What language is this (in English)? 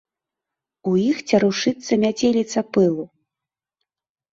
Belarusian